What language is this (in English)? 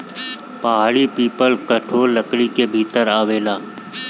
Bhojpuri